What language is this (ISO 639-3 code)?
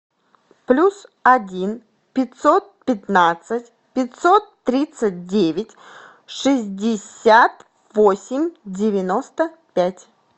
rus